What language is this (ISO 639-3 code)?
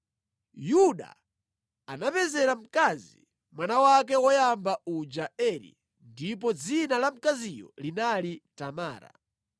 nya